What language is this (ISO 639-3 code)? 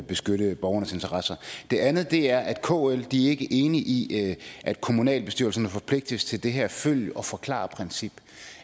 dan